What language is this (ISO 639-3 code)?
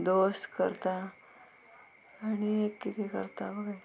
kok